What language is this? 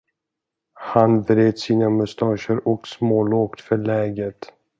Swedish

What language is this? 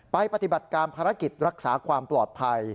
Thai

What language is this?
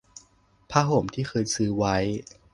Thai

